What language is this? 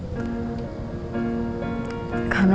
Indonesian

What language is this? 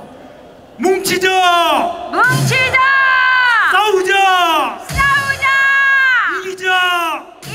Korean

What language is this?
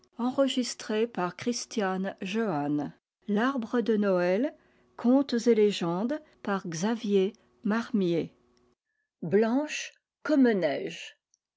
French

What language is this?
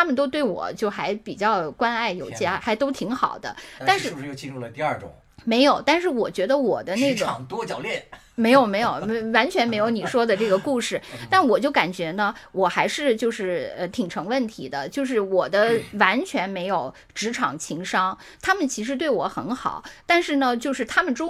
Chinese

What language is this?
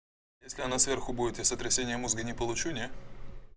Russian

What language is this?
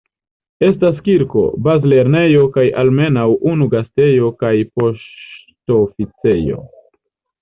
Esperanto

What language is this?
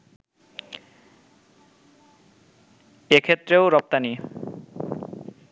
Bangla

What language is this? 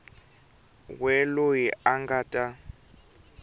Tsonga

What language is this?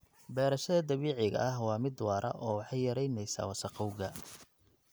Somali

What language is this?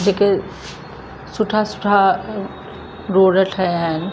Sindhi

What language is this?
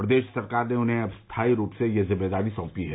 Hindi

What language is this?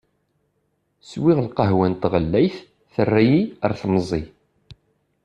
Kabyle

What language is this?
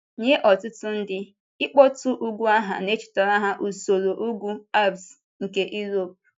Igbo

